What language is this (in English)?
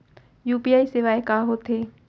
Chhattisgarhi